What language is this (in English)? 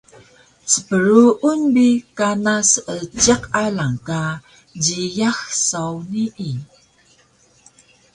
Taroko